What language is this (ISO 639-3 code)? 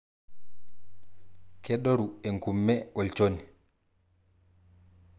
mas